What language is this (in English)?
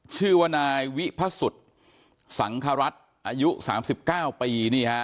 Thai